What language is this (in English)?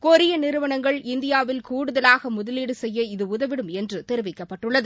Tamil